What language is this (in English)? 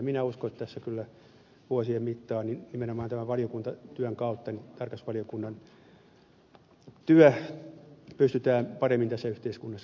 Finnish